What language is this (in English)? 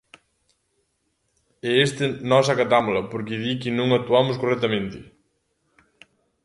Galician